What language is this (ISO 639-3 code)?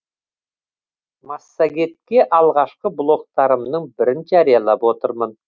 kaz